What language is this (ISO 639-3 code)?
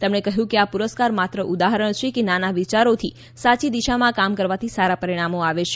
guj